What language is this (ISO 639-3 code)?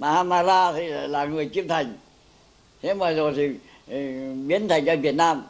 vie